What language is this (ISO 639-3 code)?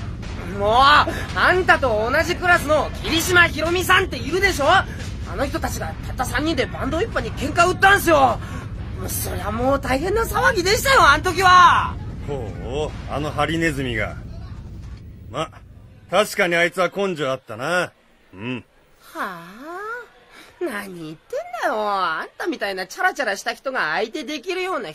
jpn